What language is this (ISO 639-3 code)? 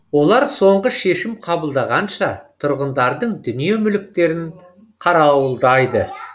kaz